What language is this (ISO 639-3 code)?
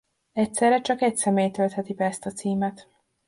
hun